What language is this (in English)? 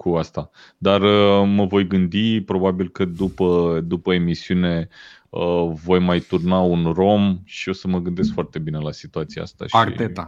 Romanian